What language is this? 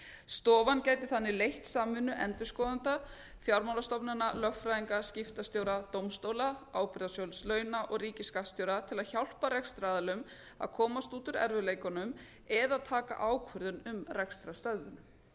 Icelandic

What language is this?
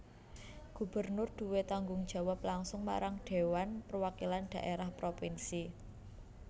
Javanese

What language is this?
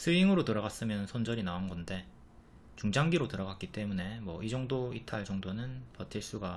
Korean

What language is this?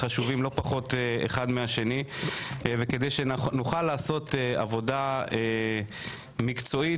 Hebrew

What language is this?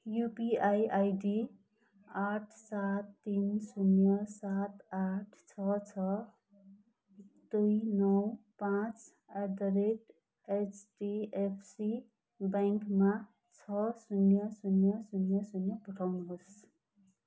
Nepali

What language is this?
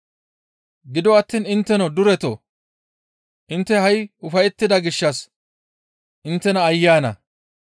Gamo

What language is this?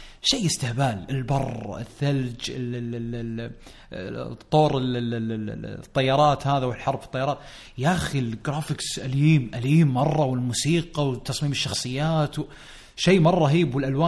Arabic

